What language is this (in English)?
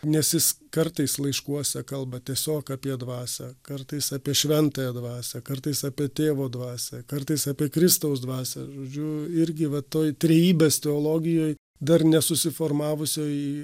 Lithuanian